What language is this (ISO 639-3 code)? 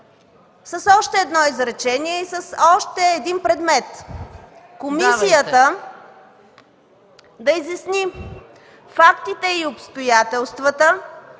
bul